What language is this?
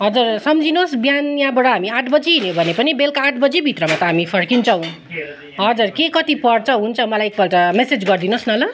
Nepali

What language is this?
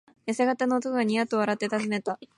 Japanese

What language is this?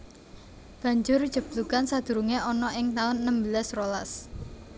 Javanese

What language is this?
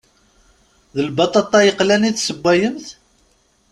Kabyle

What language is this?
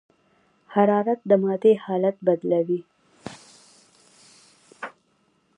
Pashto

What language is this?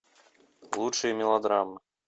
Russian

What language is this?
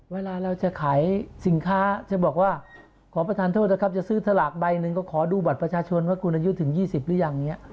Thai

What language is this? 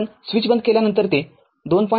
Marathi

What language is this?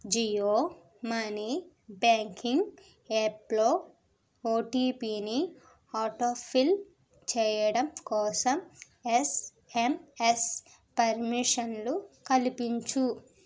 Telugu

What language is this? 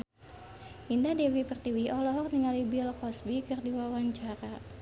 Sundanese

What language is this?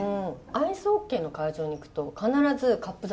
Japanese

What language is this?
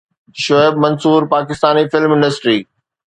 Sindhi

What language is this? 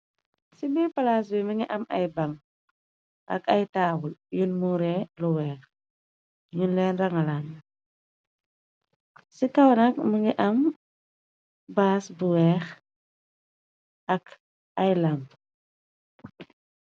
Wolof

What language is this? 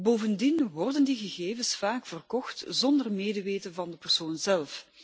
Dutch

